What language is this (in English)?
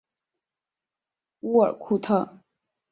Chinese